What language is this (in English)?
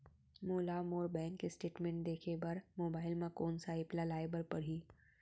Chhattisgarhi